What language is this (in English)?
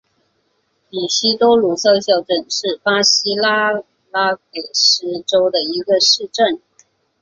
Chinese